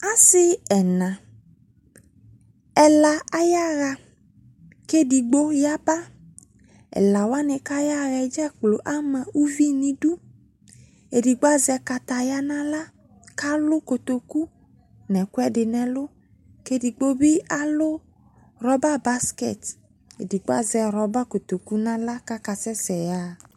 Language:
Ikposo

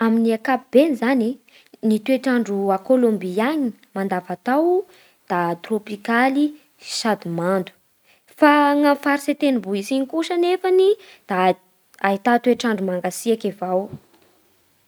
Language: Bara Malagasy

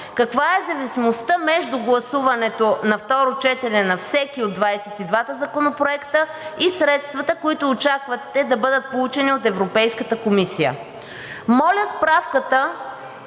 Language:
Bulgarian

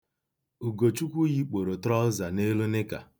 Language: Igbo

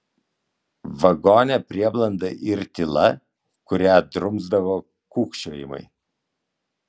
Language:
Lithuanian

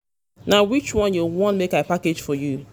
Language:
Nigerian Pidgin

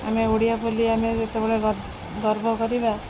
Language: Odia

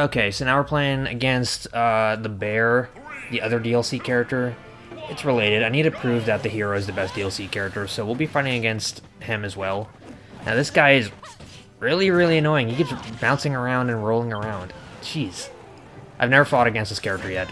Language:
English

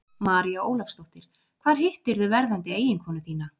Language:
Icelandic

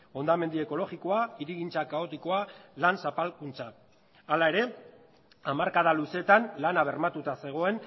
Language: Basque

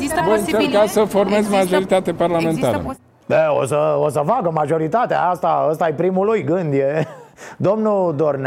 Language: Romanian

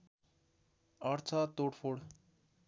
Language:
Nepali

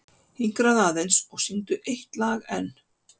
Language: Icelandic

